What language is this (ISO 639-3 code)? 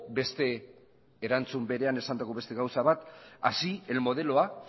eus